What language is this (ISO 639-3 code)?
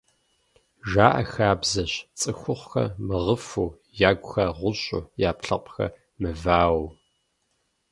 kbd